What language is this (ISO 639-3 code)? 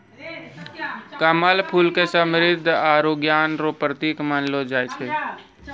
mai